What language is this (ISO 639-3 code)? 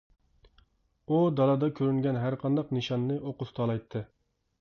uig